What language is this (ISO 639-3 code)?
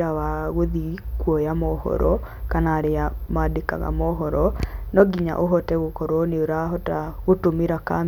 kik